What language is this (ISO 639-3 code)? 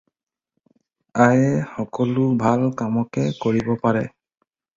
asm